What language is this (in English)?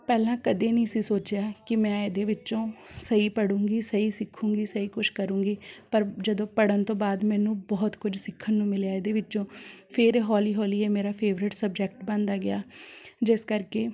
Punjabi